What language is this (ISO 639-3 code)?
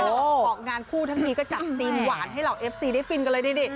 tha